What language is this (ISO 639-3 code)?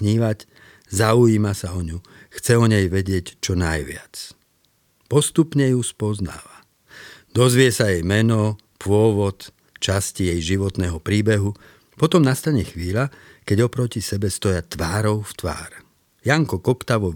slk